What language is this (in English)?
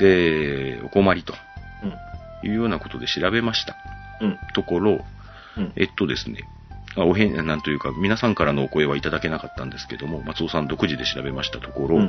Japanese